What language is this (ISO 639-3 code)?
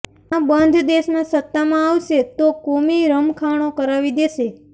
guj